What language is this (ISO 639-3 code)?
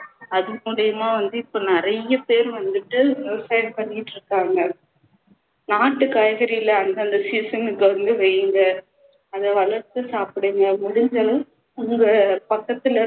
tam